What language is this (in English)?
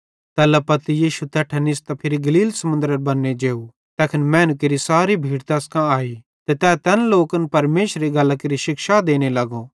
Bhadrawahi